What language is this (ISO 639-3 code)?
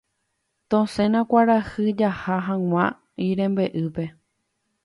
grn